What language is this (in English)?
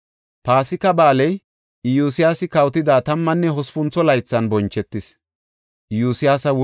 Gofa